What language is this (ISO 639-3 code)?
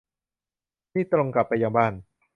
tha